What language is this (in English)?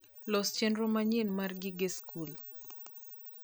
Luo (Kenya and Tanzania)